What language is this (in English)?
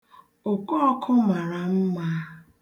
Igbo